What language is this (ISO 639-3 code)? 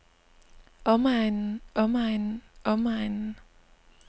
dan